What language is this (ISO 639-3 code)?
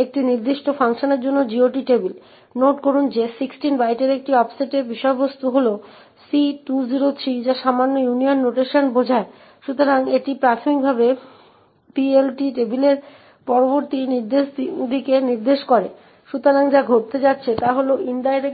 ben